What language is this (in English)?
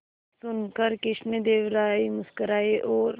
Hindi